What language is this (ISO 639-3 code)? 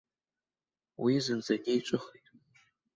abk